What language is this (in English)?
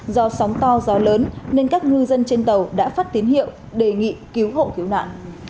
Vietnamese